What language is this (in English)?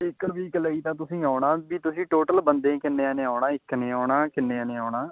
Punjabi